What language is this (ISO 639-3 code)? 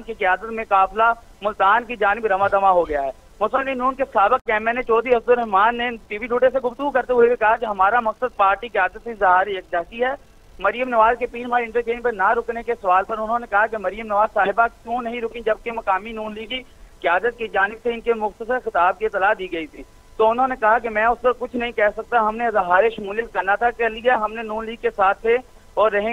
hin